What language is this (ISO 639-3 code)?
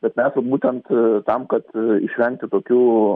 lit